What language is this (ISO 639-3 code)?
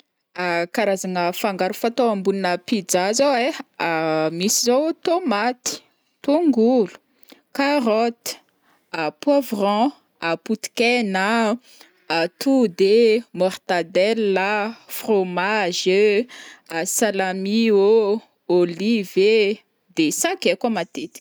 bmm